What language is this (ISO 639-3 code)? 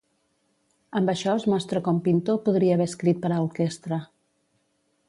cat